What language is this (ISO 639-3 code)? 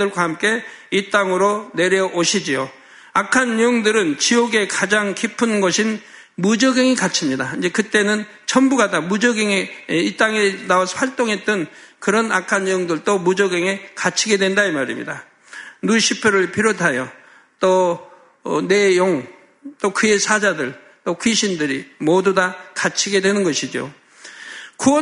kor